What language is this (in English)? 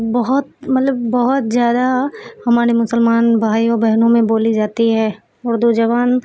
Urdu